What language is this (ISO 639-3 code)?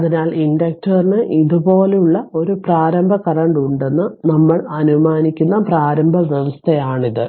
mal